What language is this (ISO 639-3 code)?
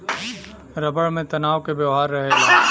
bho